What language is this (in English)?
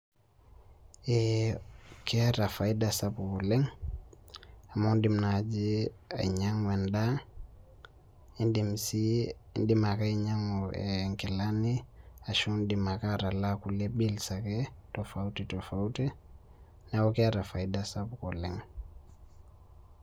Masai